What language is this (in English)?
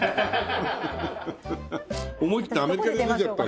Japanese